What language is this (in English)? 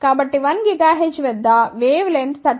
Telugu